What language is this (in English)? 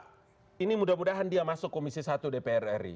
Indonesian